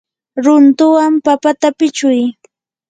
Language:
Yanahuanca Pasco Quechua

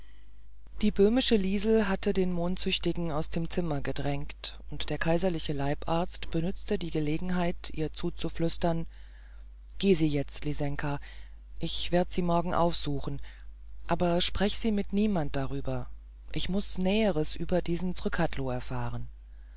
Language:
German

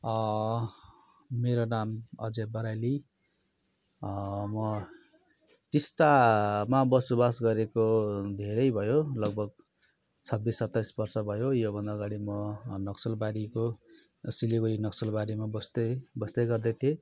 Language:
Nepali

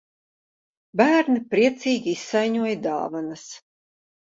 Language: Latvian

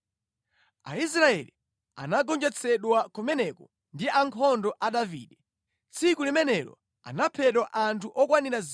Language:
Nyanja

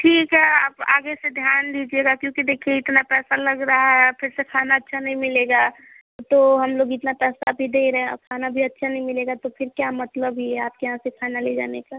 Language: Hindi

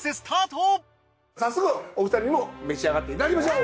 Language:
Japanese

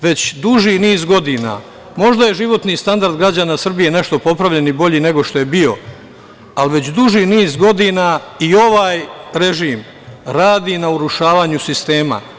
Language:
Serbian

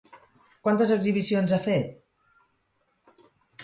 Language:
Catalan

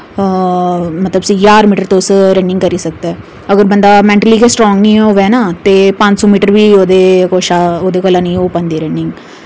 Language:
Dogri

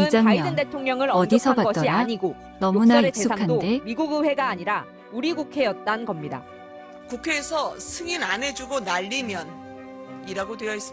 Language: Korean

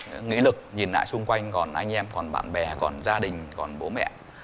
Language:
Vietnamese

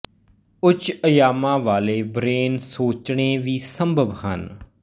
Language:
Punjabi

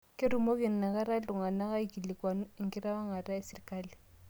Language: Masai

